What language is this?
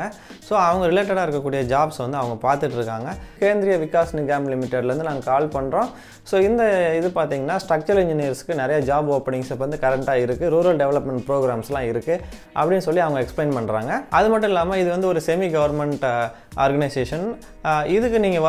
Romanian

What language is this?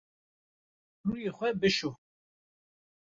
Kurdish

